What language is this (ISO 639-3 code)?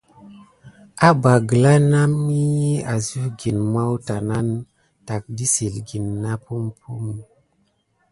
gid